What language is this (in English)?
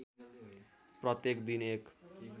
Nepali